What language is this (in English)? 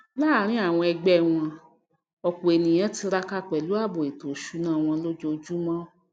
Yoruba